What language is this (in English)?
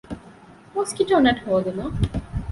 Divehi